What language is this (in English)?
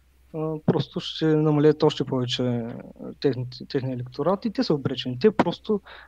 Bulgarian